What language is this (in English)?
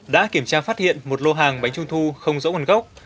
Vietnamese